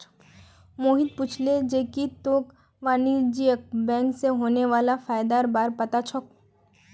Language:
Magahi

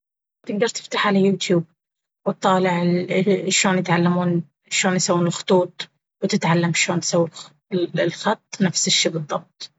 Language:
Baharna Arabic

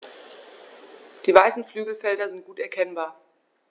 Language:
German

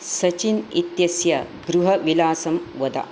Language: Sanskrit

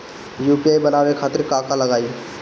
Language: Bhojpuri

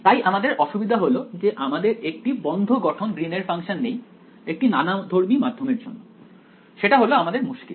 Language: Bangla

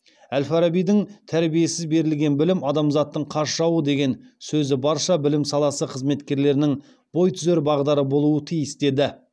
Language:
Kazakh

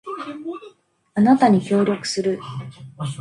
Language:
Japanese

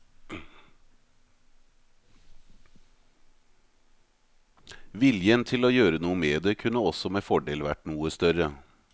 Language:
Norwegian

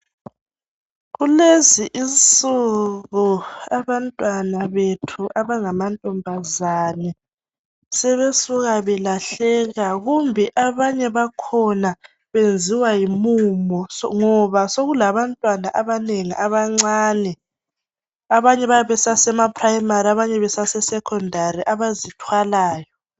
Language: North Ndebele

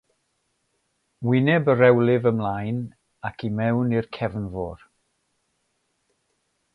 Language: Welsh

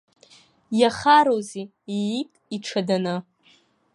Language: Abkhazian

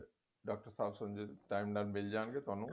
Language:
Punjabi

